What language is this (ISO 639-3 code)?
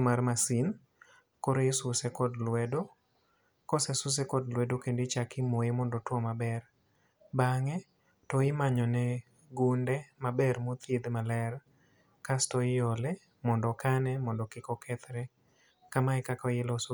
luo